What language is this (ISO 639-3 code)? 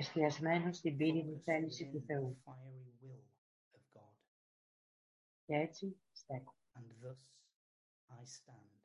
ell